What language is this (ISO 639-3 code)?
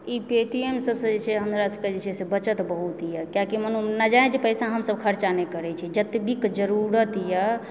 mai